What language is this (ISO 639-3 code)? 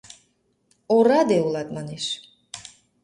chm